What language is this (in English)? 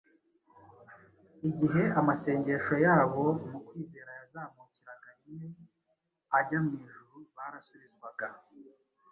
Kinyarwanda